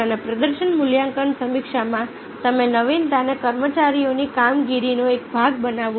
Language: Gujarati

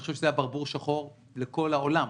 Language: Hebrew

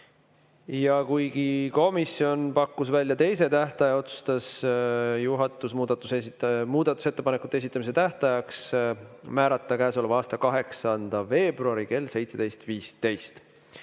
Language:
Estonian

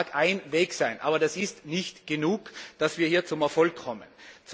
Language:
German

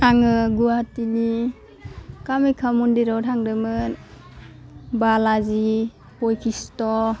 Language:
Bodo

